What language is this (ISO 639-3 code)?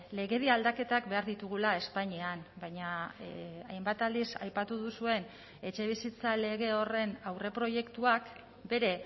eus